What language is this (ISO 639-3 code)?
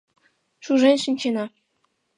chm